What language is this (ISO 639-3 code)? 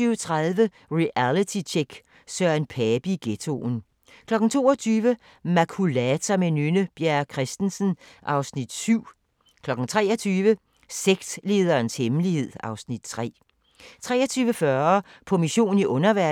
dan